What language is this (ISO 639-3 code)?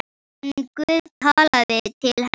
isl